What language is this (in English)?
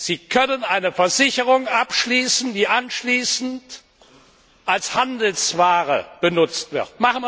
German